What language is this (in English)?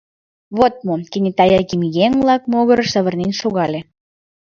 Mari